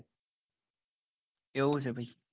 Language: Gujarati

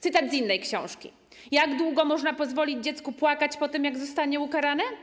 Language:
Polish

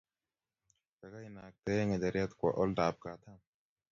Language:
Kalenjin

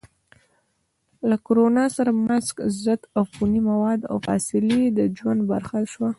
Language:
Pashto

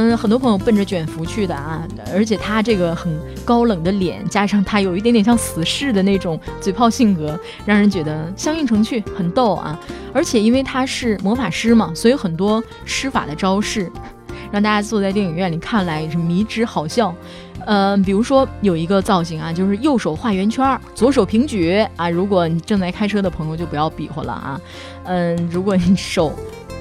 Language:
Chinese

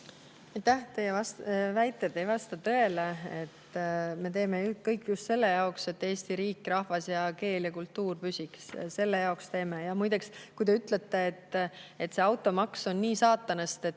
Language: Estonian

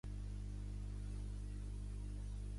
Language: Catalan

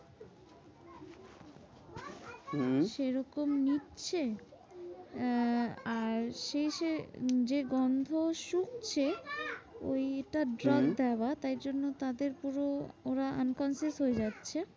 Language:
Bangla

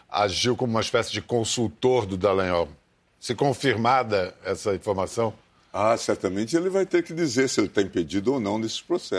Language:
Portuguese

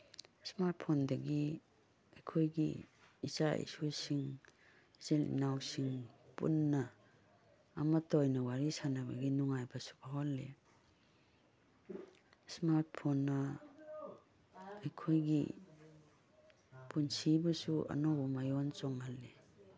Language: Manipuri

